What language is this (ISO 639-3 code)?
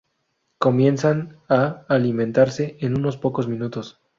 spa